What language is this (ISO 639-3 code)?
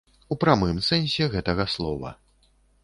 bel